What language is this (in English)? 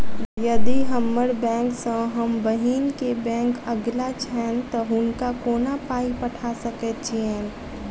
Maithili